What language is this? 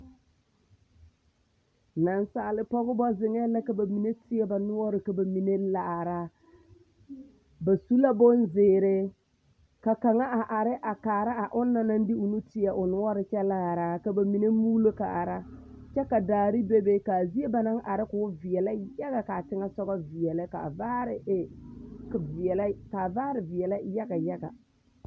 Southern Dagaare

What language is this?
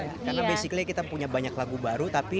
Indonesian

